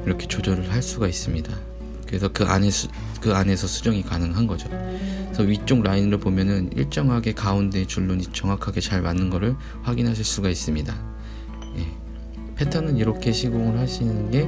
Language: Korean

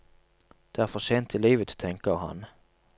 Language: Norwegian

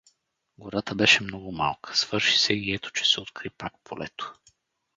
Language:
Bulgarian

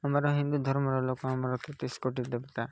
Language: Odia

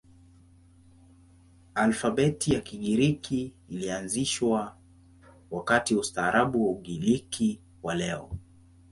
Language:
Swahili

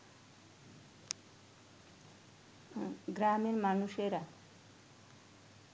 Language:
Bangla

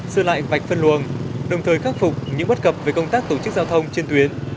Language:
Vietnamese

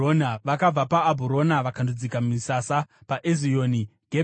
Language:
Shona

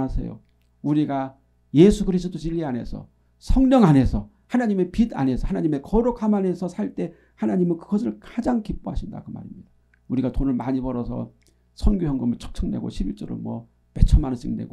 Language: Korean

